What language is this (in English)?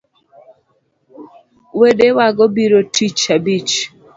Luo (Kenya and Tanzania)